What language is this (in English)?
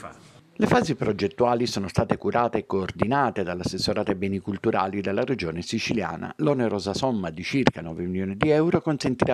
Italian